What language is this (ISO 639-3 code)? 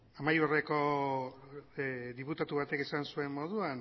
eus